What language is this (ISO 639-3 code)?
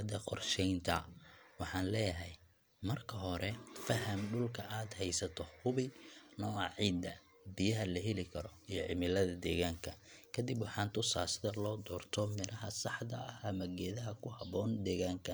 som